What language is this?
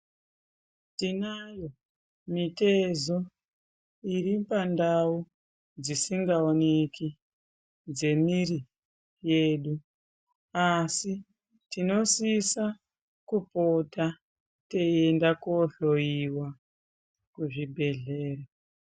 Ndau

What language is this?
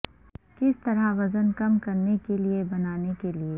Urdu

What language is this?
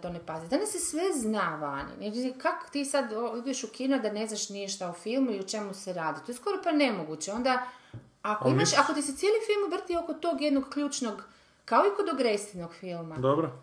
Croatian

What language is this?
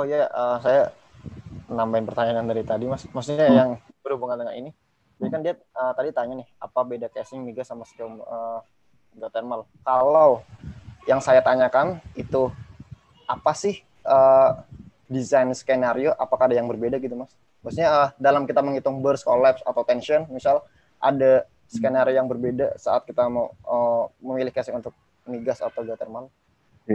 Indonesian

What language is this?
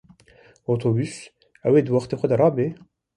Kurdish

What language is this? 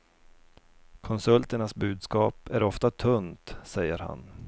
Swedish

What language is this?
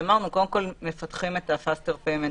Hebrew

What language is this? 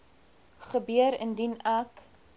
Afrikaans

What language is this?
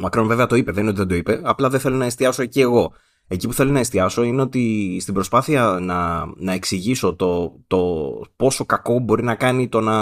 Greek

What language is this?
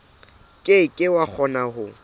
Southern Sotho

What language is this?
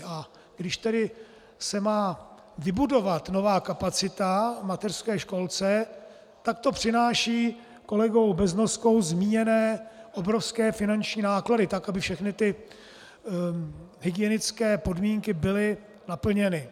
Czech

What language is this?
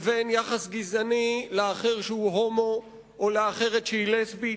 Hebrew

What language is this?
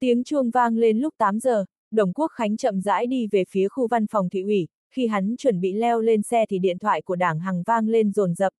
Vietnamese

